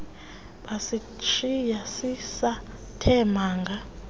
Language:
Xhosa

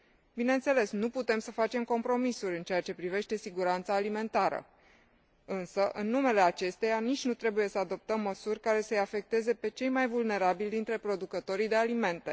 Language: Romanian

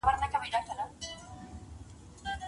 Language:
Pashto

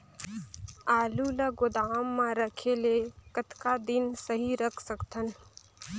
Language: Chhattisgarhi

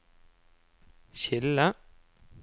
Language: Norwegian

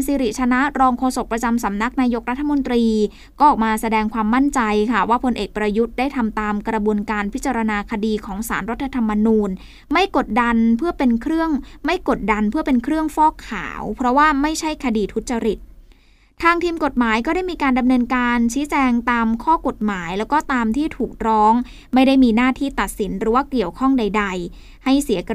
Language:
Thai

